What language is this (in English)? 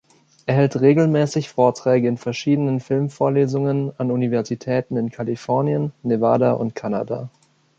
German